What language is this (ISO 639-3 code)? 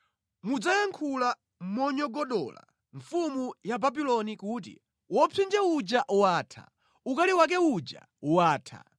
nya